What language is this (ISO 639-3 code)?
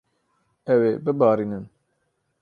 kur